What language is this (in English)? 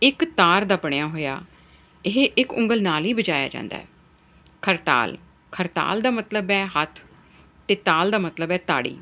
Punjabi